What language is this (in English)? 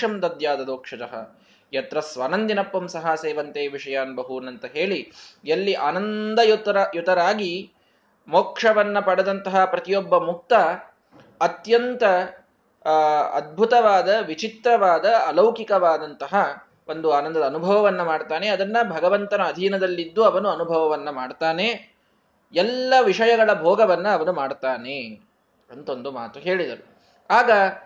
Kannada